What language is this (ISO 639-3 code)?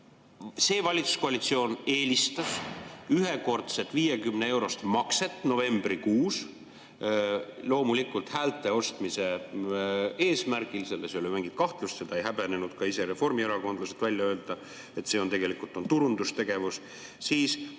est